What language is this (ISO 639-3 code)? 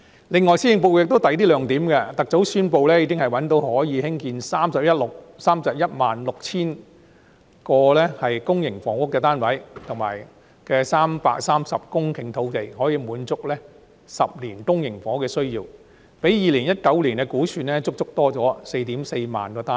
yue